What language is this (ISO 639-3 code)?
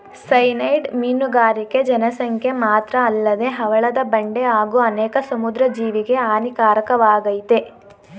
kan